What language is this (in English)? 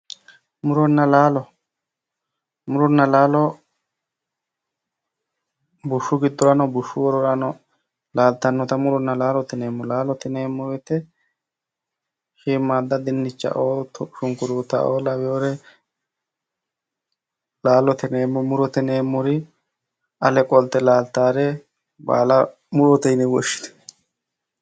Sidamo